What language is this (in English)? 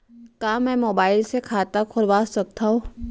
Chhattisgarhi